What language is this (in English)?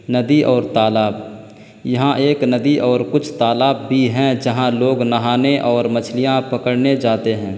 Urdu